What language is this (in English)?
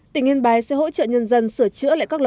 Vietnamese